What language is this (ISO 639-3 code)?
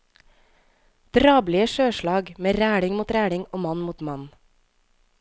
nor